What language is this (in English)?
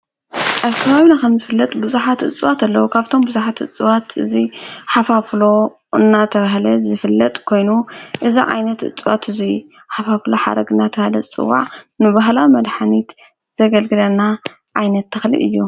Tigrinya